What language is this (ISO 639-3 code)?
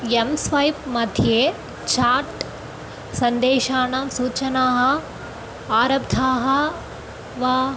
san